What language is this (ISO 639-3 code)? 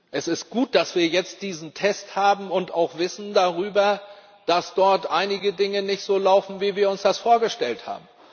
deu